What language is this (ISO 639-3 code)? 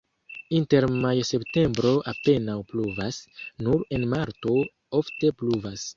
epo